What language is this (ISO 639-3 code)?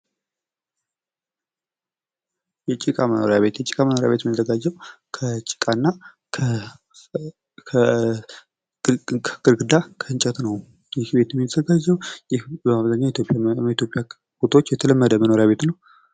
amh